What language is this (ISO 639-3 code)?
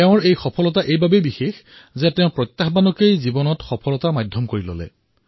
asm